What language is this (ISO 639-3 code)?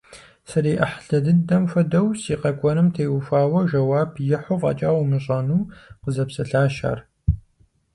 kbd